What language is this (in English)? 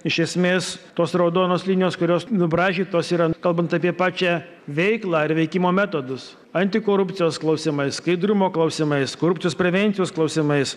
Lithuanian